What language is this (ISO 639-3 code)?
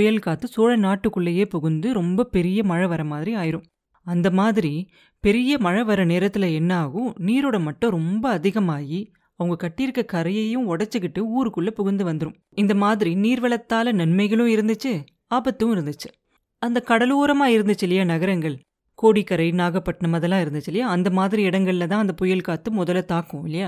tam